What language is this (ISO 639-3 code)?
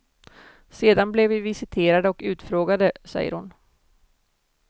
swe